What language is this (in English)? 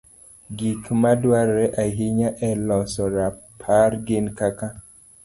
Luo (Kenya and Tanzania)